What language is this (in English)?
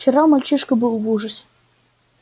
Russian